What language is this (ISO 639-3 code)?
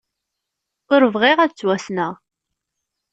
kab